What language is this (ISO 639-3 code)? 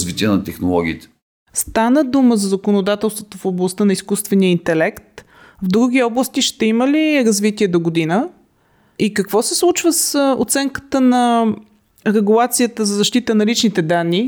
bul